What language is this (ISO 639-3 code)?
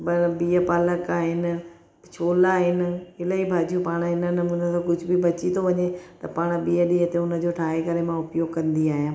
snd